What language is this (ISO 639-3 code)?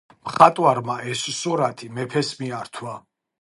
kat